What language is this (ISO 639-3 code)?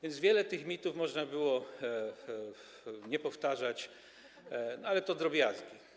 pol